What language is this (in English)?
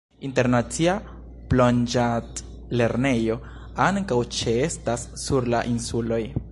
Esperanto